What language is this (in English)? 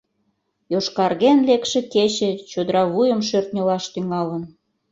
Mari